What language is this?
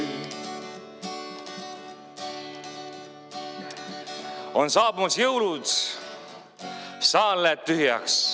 Estonian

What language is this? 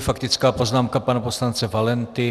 Czech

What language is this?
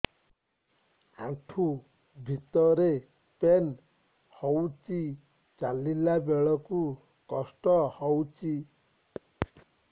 Odia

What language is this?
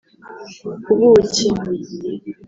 Kinyarwanda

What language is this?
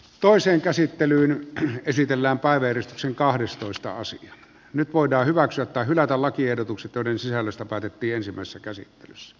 Finnish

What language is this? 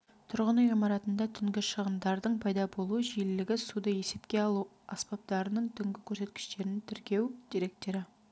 Kazakh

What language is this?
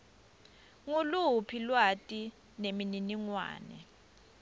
Swati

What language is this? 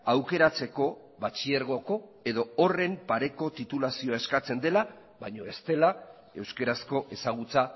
Basque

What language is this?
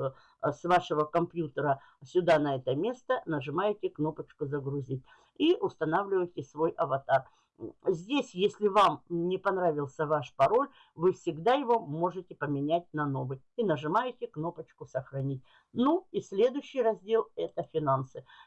Russian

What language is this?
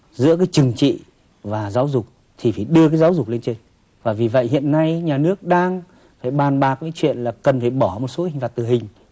Vietnamese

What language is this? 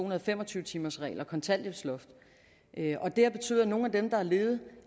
Danish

